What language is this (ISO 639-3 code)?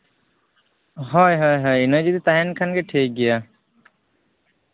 sat